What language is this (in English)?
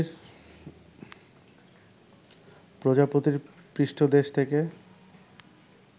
Bangla